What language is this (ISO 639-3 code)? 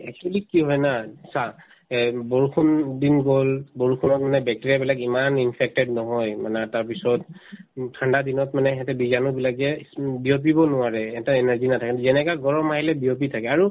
asm